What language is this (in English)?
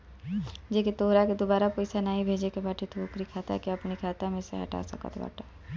Bhojpuri